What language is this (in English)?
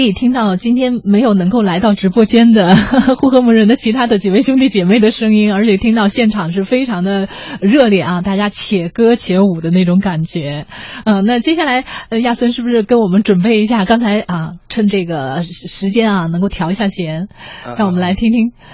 Chinese